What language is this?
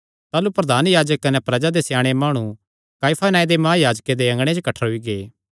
Kangri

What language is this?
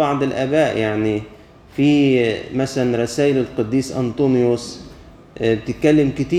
Arabic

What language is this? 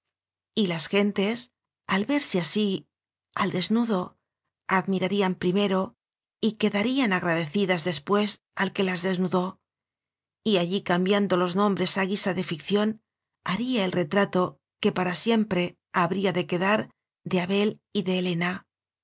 Spanish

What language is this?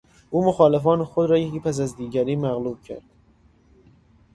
Persian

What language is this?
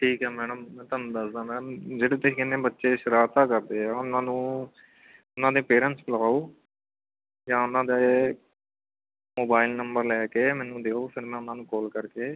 Punjabi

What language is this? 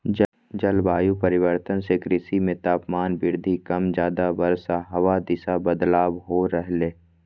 Magahi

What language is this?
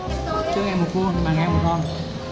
Vietnamese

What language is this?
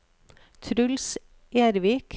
Norwegian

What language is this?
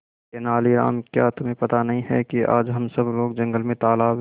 Hindi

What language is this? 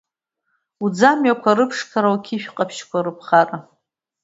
Abkhazian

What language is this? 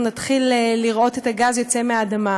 Hebrew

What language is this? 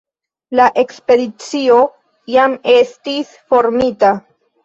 Esperanto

